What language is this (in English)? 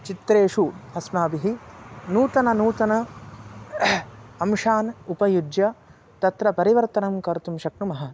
Sanskrit